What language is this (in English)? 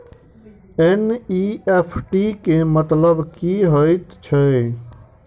Maithili